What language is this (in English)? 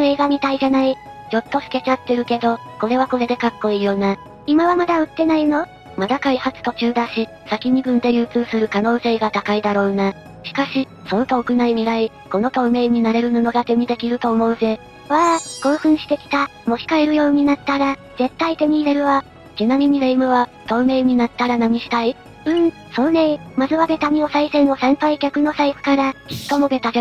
Japanese